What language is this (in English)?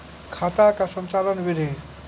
Maithili